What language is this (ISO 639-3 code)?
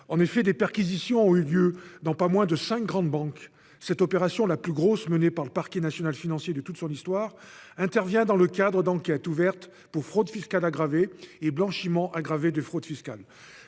fra